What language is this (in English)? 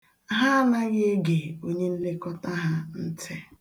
Igbo